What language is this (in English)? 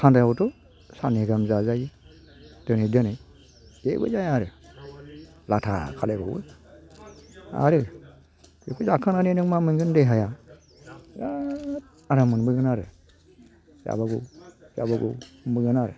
Bodo